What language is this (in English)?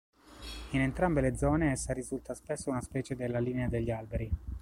Italian